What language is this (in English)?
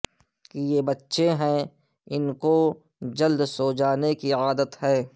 Urdu